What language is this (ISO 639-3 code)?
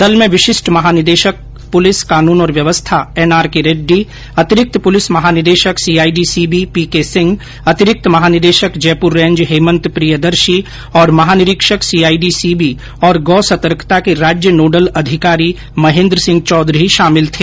hin